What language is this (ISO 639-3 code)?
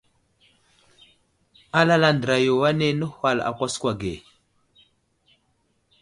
udl